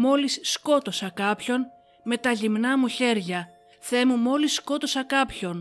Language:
Greek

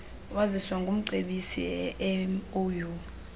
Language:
Xhosa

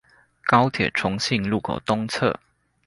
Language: Chinese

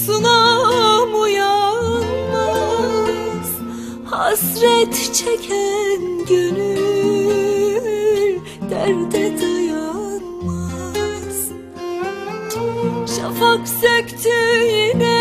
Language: Turkish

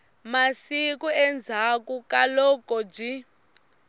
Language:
Tsonga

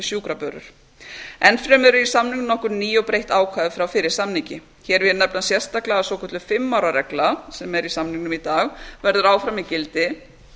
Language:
Icelandic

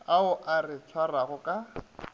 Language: Northern Sotho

